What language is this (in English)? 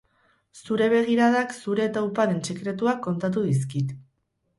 Basque